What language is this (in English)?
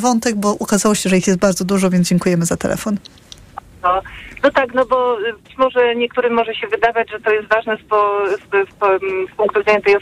Polish